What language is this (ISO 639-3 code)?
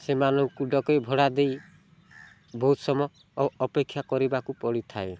ori